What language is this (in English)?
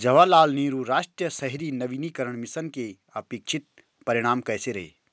Hindi